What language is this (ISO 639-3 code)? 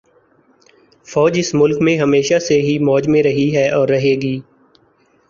urd